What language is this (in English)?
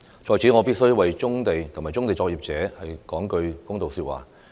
Cantonese